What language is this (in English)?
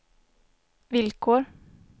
Swedish